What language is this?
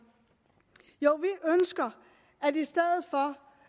Danish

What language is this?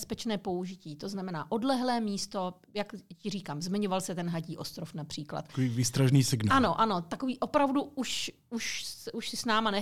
Czech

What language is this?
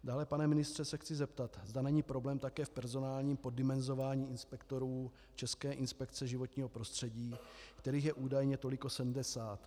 Czech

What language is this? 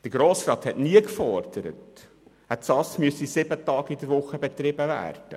Swiss German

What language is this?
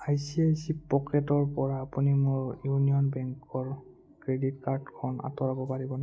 Assamese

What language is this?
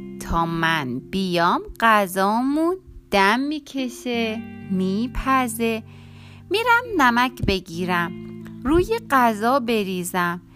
Persian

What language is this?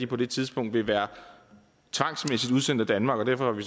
Danish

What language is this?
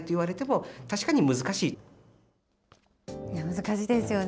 Japanese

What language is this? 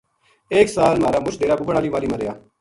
Gujari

